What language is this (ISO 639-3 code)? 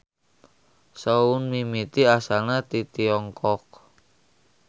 sun